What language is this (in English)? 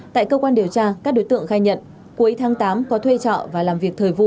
Vietnamese